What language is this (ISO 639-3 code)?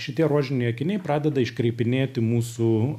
lit